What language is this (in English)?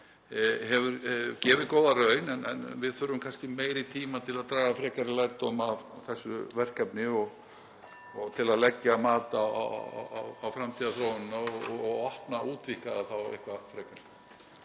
Icelandic